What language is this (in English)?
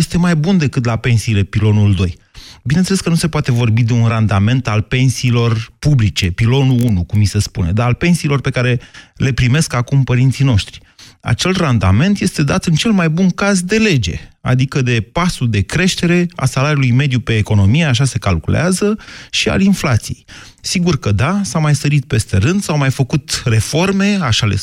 Romanian